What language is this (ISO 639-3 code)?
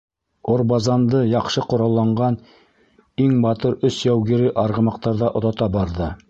bak